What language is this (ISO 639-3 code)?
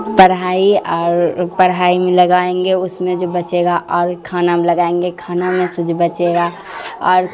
urd